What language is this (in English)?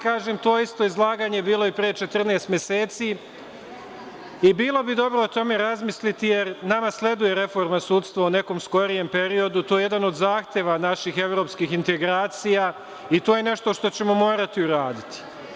Serbian